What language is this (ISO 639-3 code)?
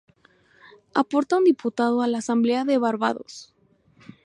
spa